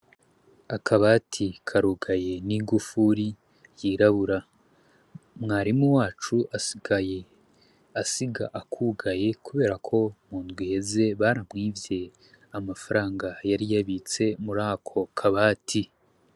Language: Rundi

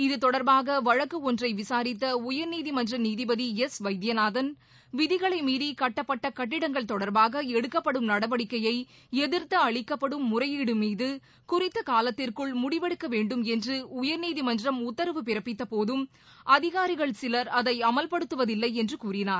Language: Tamil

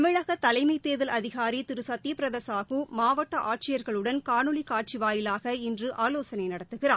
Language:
Tamil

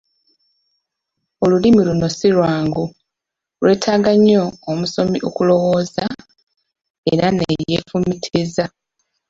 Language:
Ganda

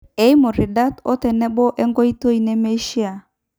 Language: Masai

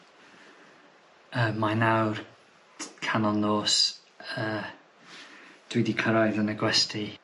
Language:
Welsh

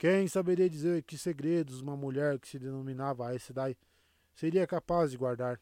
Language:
Portuguese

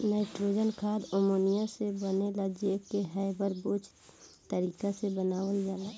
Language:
Bhojpuri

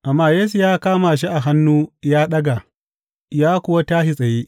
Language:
Hausa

